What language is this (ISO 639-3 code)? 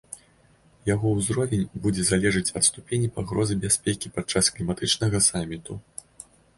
bel